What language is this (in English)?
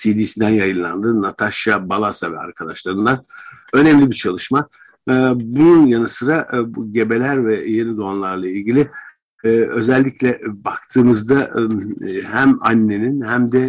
Turkish